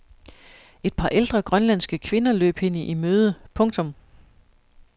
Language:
Danish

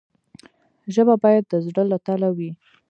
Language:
Pashto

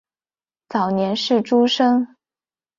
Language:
Chinese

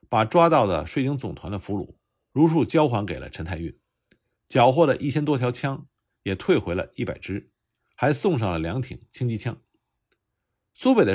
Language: Chinese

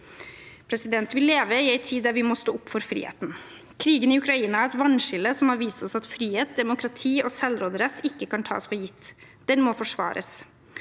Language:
Norwegian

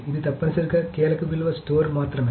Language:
Telugu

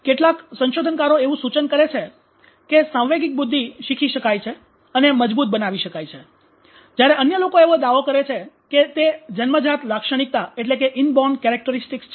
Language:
Gujarati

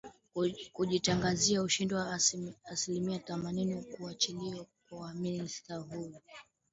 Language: Swahili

